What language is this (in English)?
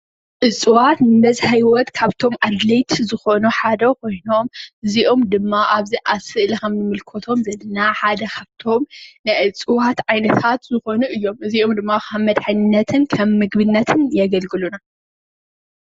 Tigrinya